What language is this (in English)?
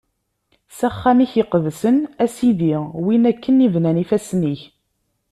Kabyle